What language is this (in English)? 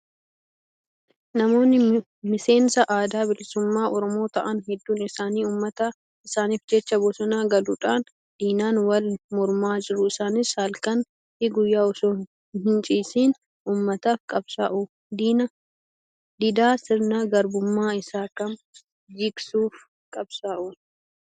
Oromo